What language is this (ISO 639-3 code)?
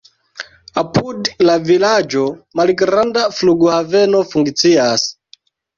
epo